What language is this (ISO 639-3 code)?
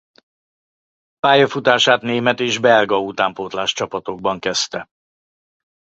hun